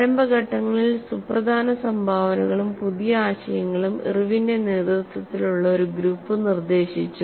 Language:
Malayalam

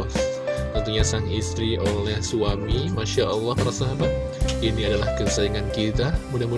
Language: Indonesian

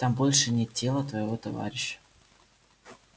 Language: Russian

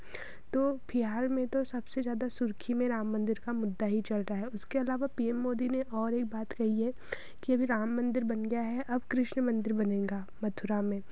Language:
Hindi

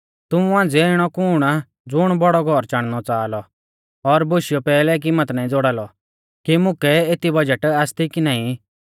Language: Mahasu Pahari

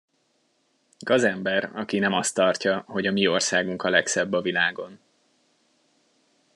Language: Hungarian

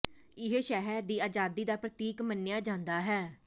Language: Punjabi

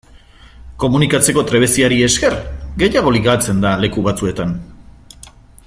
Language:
Basque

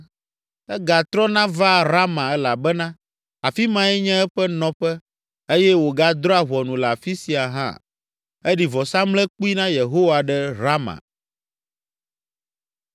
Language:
Ewe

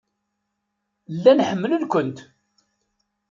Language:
Kabyle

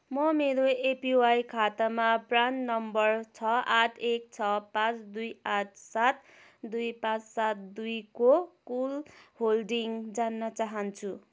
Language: Nepali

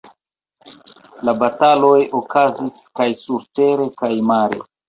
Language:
Esperanto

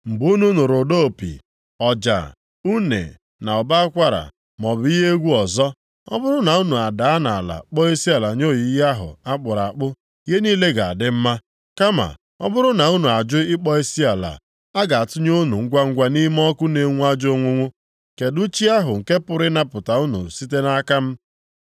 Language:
Igbo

